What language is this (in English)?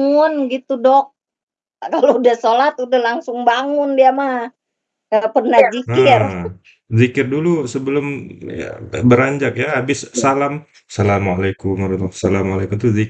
Indonesian